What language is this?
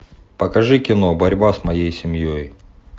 Russian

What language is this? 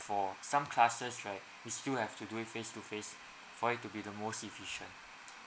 English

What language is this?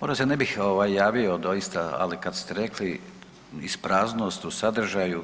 Croatian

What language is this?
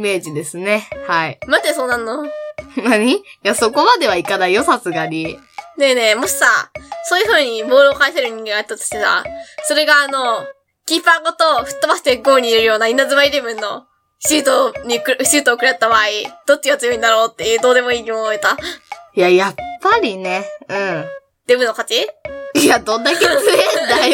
Japanese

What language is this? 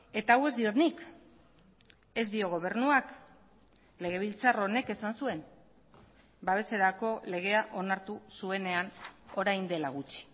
Basque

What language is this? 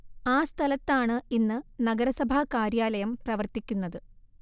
Malayalam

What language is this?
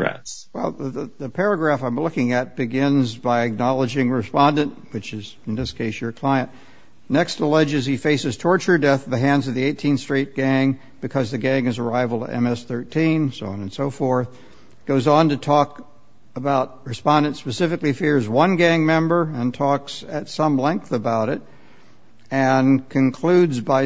English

